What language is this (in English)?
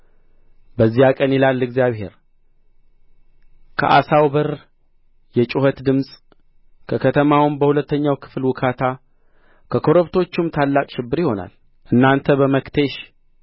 Amharic